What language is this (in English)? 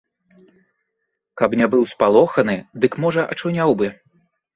Belarusian